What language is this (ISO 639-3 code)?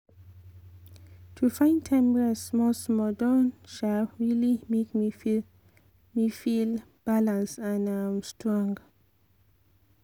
pcm